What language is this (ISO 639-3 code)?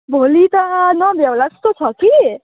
nep